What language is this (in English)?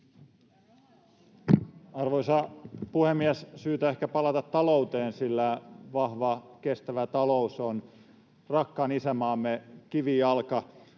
Finnish